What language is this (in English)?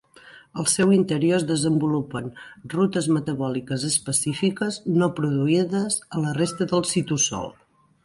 Catalan